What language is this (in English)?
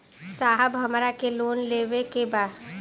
Bhojpuri